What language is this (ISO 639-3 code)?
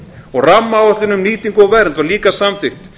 isl